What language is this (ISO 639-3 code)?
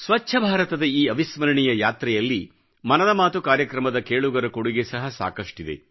kan